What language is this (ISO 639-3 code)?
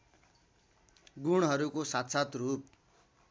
nep